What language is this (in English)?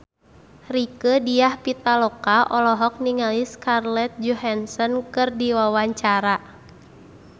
Sundanese